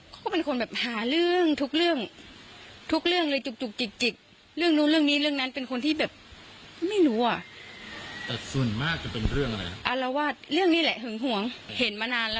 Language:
Thai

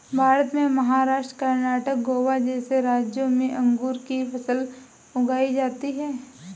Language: Hindi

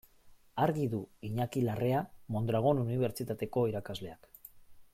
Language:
Basque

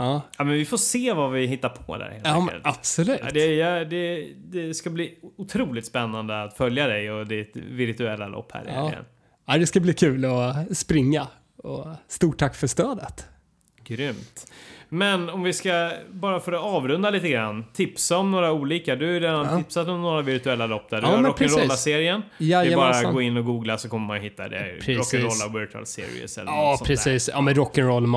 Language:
Swedish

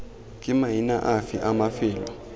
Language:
Tswana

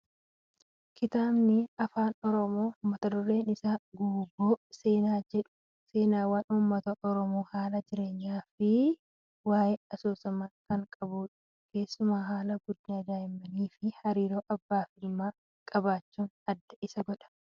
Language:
Oromo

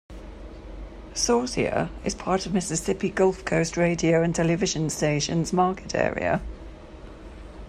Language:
English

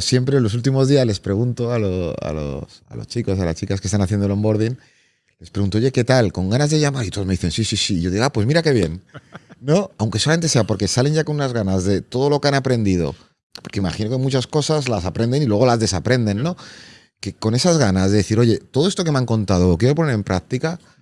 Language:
Spanish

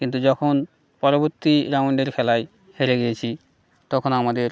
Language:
Bangla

